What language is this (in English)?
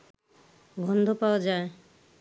Bangla